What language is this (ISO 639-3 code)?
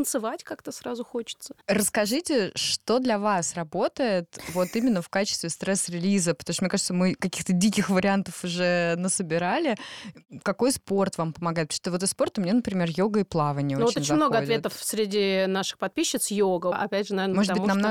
rus